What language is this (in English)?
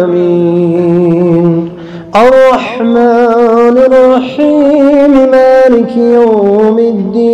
Arabic